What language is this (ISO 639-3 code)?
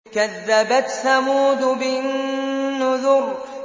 ara